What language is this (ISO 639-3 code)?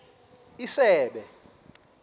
xho